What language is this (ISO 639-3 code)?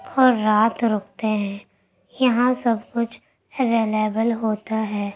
urd